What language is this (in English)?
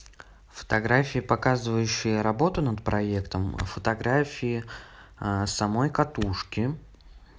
Russian